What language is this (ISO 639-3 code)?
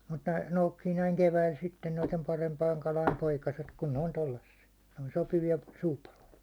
fin